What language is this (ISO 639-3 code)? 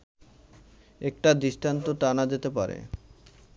ben